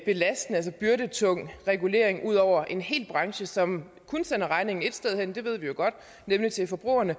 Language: Danish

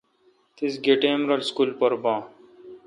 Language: Kalkoti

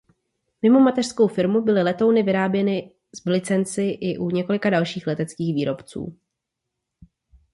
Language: Czech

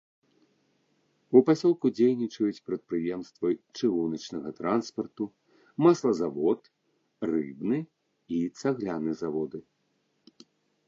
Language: Belarusian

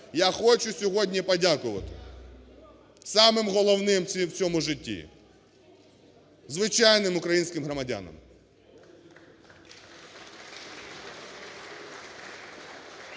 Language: Ukrainian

